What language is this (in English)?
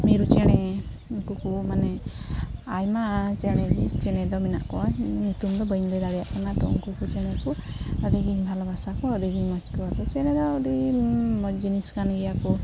Santali